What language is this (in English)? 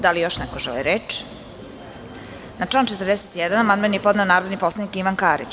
Serbian